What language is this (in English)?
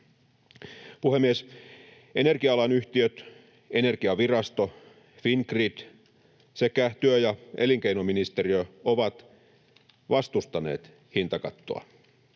Finnish